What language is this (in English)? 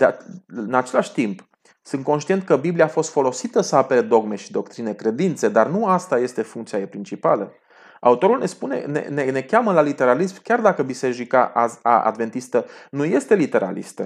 Romanian